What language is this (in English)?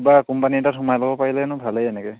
Assamese